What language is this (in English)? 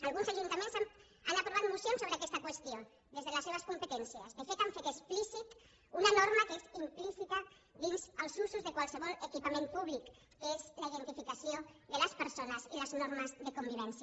Catalan